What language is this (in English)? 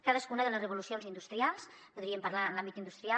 Catalan